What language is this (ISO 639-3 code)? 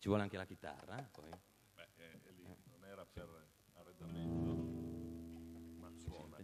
ita